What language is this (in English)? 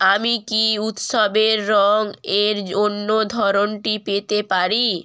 Bangla